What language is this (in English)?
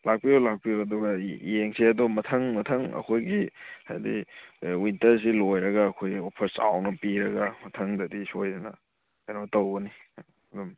Manipuri